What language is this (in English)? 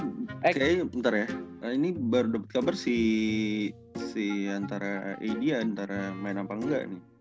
Indonesian